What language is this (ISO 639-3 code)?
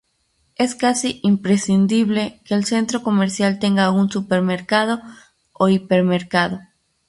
spa